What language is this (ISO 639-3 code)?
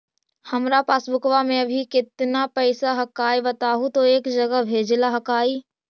mag